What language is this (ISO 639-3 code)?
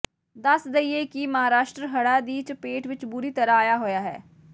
pan